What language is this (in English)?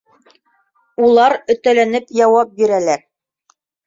Bashkir